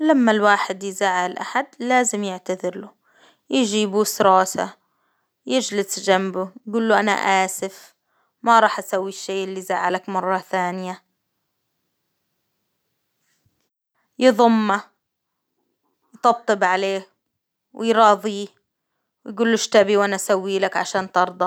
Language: Hijazi Arabic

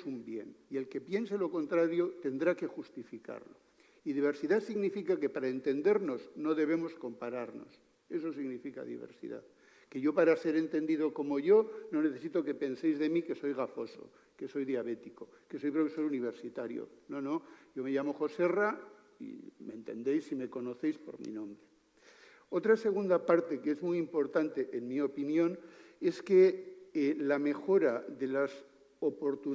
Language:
Spanish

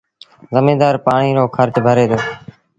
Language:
Sindhi Bhil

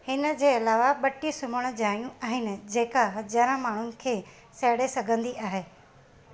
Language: Sindhi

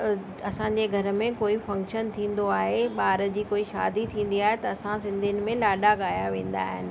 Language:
Sindhi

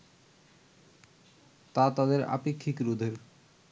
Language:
Bangla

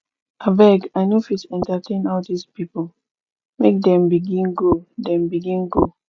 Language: Nigerian Pidgin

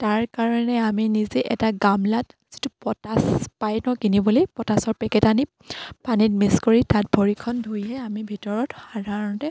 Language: Assamese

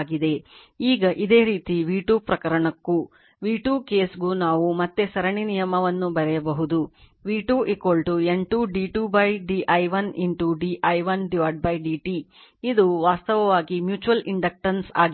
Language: Kannada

